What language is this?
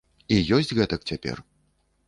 Belarusian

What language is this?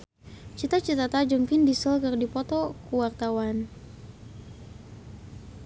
Sundanese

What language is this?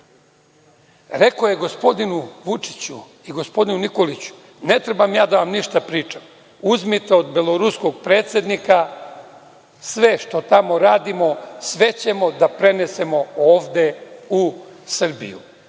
Serbian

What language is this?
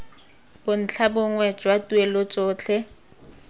Tswana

